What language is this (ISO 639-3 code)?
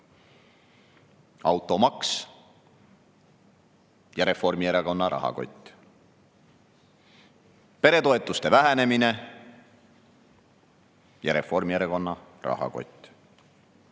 est